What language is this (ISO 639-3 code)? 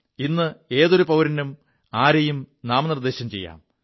mal